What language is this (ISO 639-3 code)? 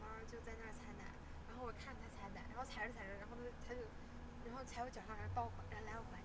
zho